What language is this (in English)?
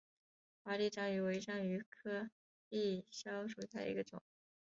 Chinese